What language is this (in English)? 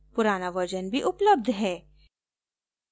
Hindi